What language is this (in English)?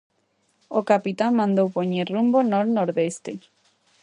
Galician